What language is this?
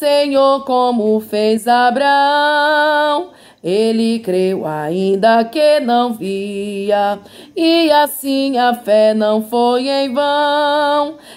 Portuguese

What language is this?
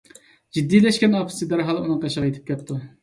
Uyghur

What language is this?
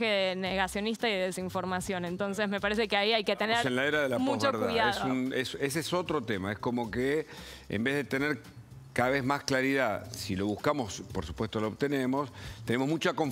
Spanish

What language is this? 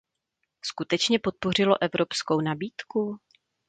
Czech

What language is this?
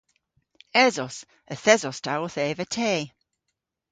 Cornish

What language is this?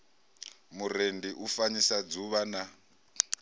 Venda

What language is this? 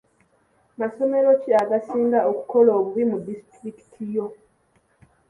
Ganda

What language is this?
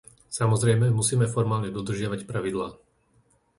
Slovak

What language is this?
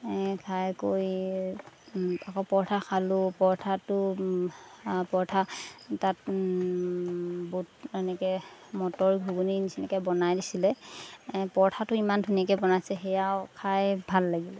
Assamese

